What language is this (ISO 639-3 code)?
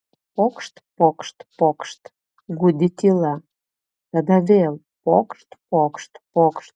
lit